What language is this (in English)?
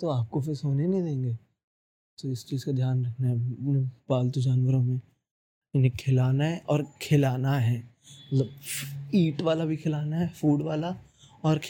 Hindi